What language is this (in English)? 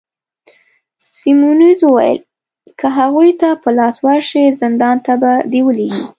Pashto